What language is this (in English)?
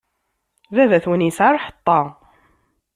Kabyle